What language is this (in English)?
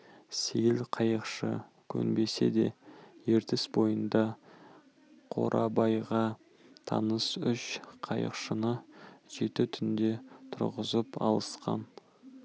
Kazakh